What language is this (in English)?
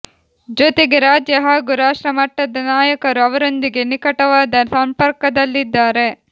Kannada